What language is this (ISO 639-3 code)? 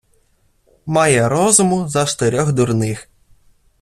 ukr